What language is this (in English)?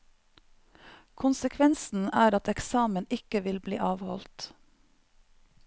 Norwegian